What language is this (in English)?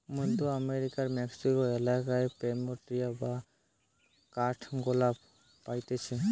Bangla